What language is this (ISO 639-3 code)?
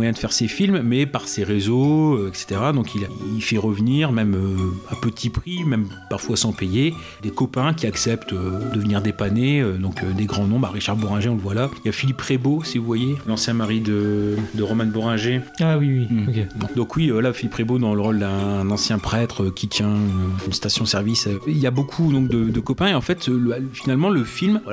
fra